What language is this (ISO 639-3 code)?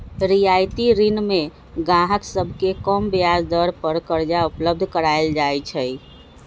mag